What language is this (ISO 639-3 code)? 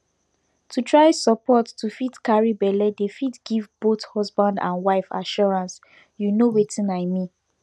pcm